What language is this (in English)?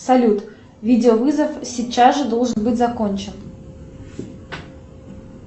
Russian